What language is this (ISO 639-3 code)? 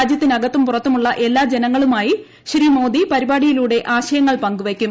mal